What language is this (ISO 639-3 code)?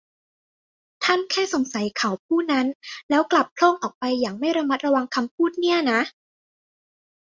tha